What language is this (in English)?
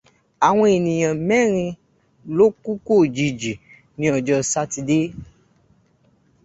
Yoruba